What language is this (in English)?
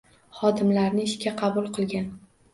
Uzbek